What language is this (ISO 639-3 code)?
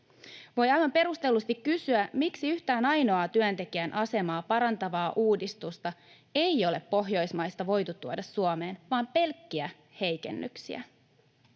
fin